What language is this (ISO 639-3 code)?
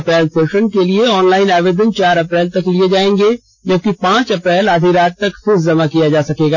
hin